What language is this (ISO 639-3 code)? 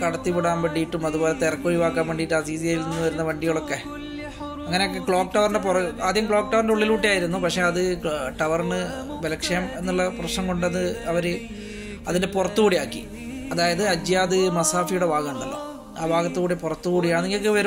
mal